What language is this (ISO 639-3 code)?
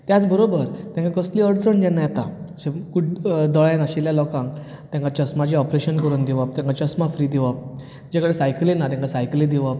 kok